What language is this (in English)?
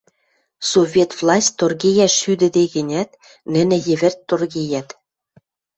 Western Mari